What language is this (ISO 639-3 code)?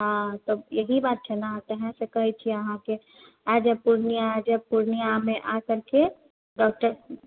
mai